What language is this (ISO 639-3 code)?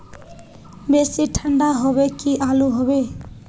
mag